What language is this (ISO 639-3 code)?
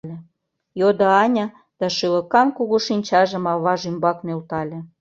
chm